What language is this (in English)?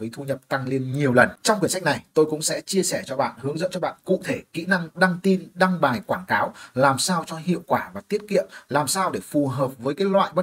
Vietnamese